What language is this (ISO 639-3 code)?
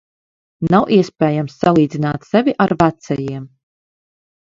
lav